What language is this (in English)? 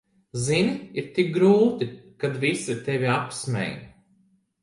Latvian